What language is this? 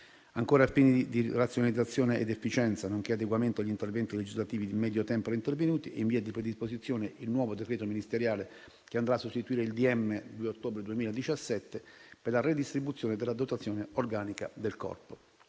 Italian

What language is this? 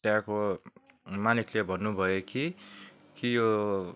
Nepali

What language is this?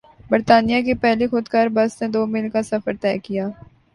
Urdu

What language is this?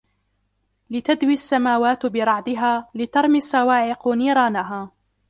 Arabic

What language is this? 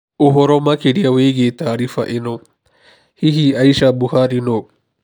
Kikuyu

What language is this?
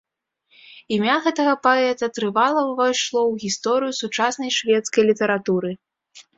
Belarusian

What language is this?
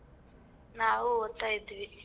Kannada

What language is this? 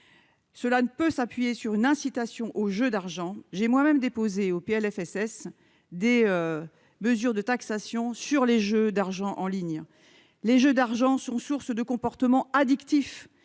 French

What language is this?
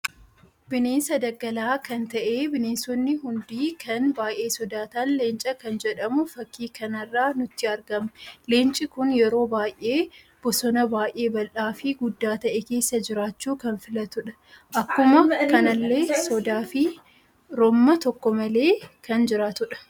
Oromo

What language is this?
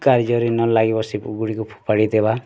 Odia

